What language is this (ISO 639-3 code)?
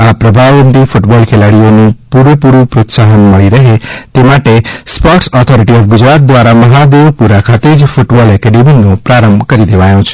guj